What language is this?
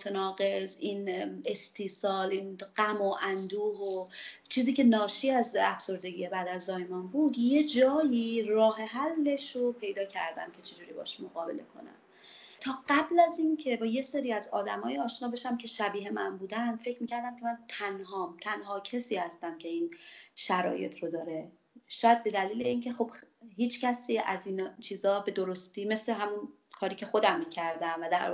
Persian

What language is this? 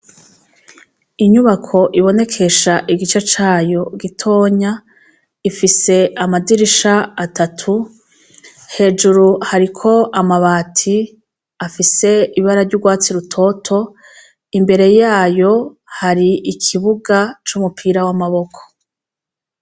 Rundi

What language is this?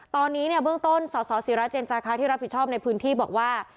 Thai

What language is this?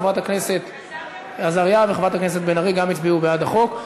Hebrew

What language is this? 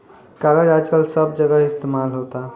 Bhojpuri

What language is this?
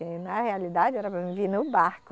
Portuguese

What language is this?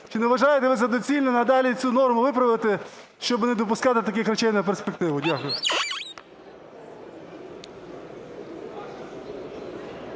Ukrainian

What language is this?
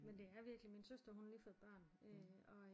Danish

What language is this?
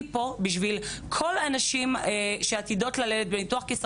Hebrew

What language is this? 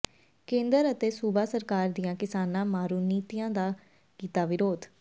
Punjabi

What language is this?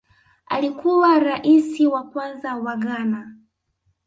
Swahili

